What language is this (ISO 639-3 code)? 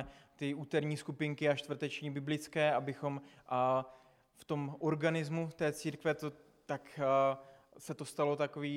ces